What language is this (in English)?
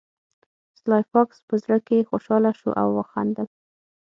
Pashto